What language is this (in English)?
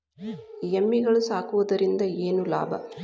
Kannada